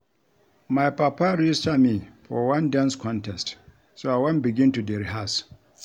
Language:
Nigerian Pidgin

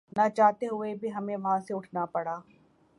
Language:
Urdu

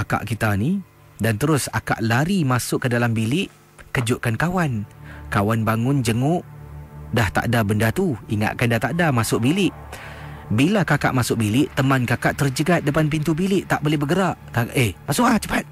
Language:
Malay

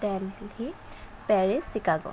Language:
Assamese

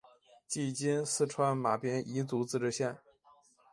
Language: Chinese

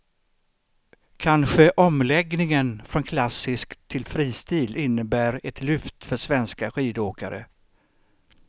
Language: Swedish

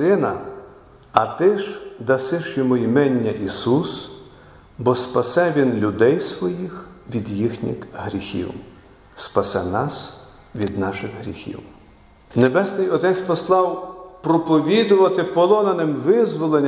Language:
Ukrainian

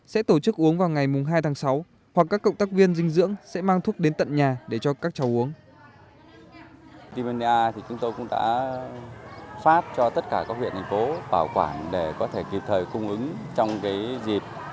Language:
Vietnamese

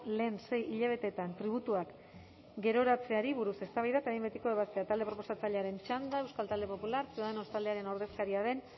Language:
Basque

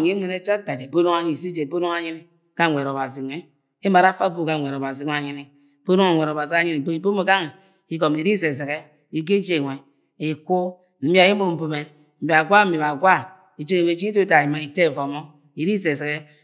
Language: Agwagwune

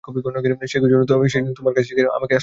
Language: Bangla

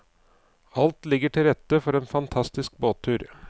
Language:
Norwegian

